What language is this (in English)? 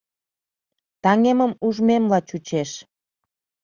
Mari